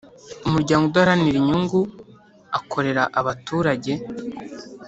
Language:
Kinyarwanda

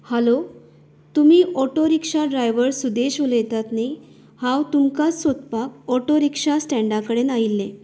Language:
Konkani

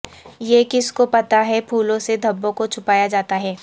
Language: Urdu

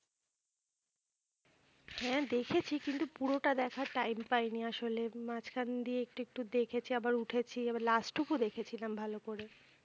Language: Bangla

